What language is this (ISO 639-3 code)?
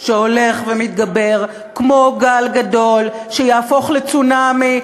heb